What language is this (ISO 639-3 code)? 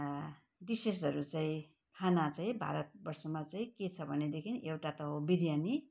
nep